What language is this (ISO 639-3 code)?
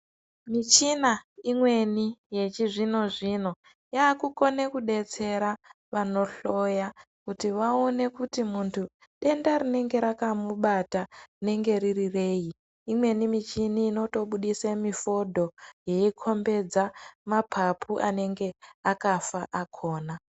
ndc